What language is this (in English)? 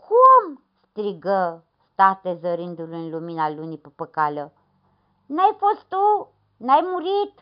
Romanian